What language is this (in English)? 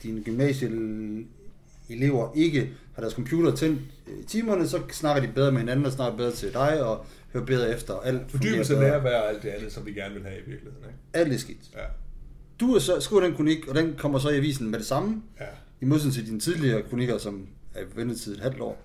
Danish